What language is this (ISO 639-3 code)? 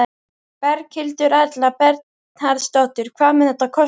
isl